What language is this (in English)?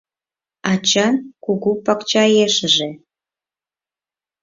Mari